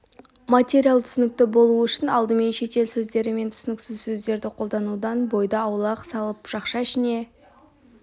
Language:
Kazakh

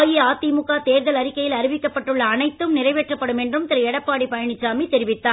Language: Tamil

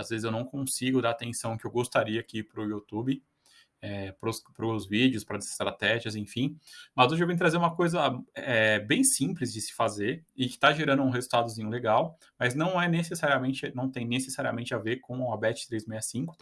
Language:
Portuguese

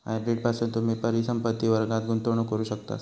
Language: Marathi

